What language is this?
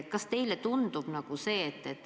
Estonian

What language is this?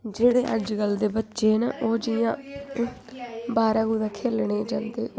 Dogri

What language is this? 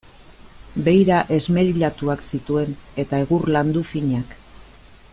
Basque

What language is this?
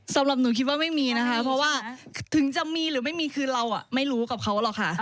Thai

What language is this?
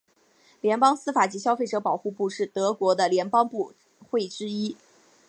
Chinese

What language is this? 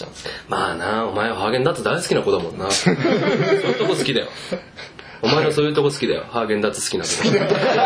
Japanese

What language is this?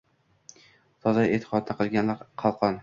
Uzbek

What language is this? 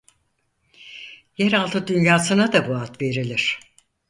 Turkish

